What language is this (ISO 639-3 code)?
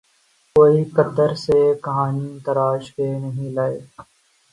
urd